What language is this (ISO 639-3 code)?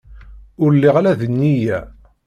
kab